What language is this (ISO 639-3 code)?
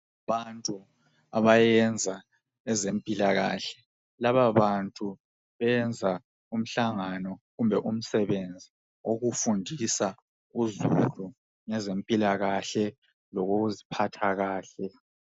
nde